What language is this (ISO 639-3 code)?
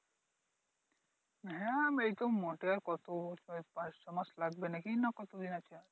ben